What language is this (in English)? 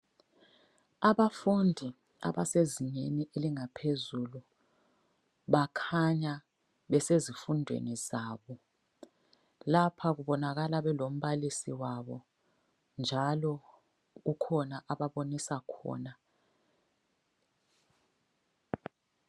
North Ndebele